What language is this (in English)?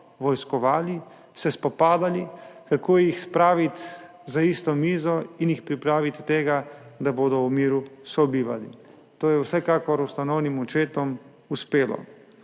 Slovenian